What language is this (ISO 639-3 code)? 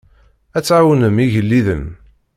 kab